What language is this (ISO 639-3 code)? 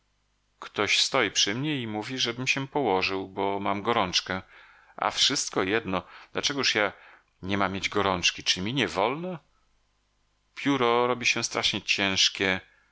pol